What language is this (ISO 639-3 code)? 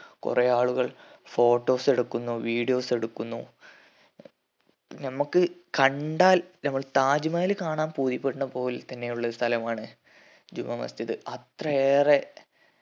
mal